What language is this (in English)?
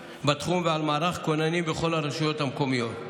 Hebrew